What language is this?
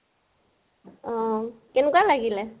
Assamese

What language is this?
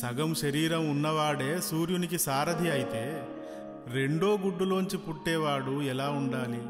Telugu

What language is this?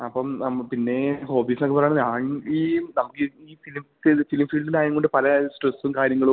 Malayalam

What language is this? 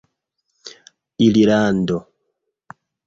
Esperanto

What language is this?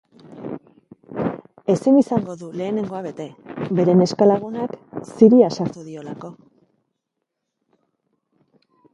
Basque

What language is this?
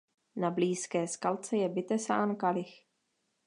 Czech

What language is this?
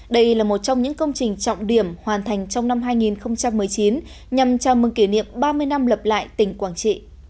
Vietnamese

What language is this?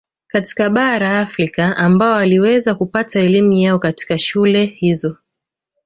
Swahili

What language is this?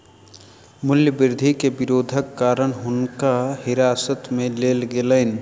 Maithili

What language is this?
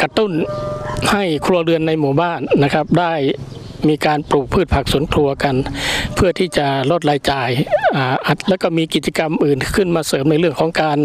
Thai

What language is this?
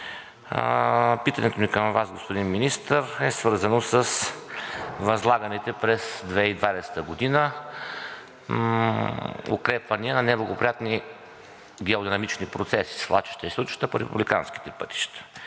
Bulgarian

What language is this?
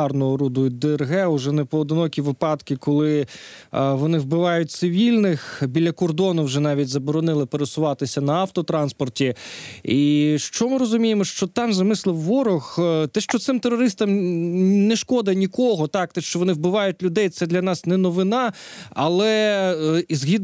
Ukrainian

